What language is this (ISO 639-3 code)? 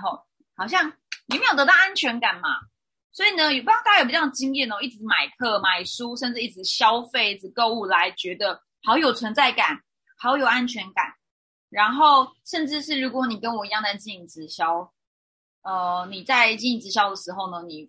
zho